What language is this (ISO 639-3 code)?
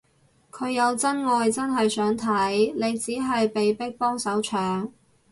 yue